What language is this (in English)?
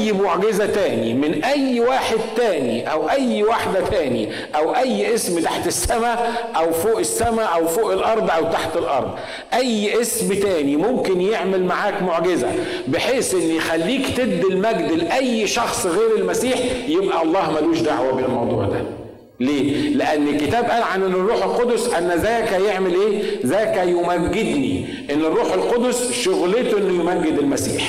Arabic